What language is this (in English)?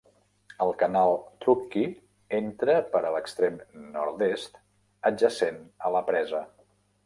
Catalan